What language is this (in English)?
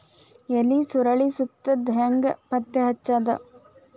Kannada